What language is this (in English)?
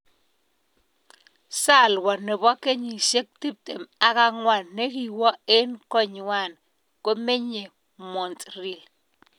Kalenjin